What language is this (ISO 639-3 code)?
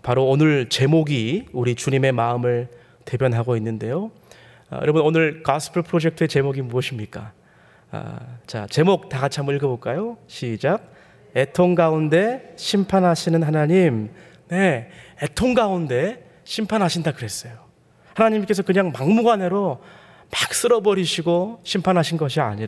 kor